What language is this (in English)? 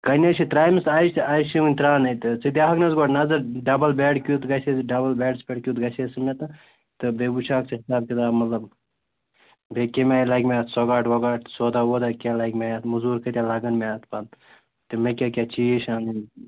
Kashmiri